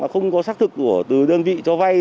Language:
Vietnamese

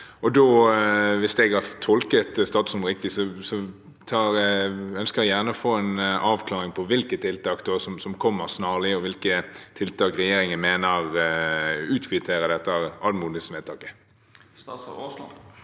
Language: Norwegian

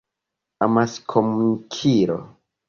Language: Esperanto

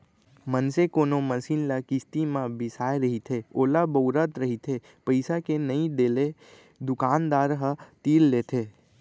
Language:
Chhattisgarhi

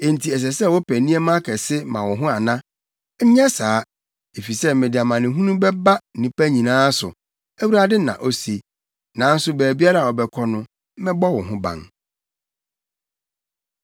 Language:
Akan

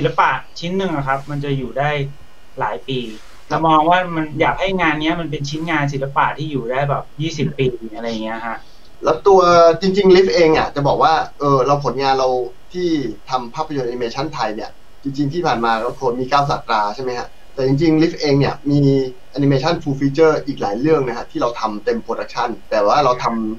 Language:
Thai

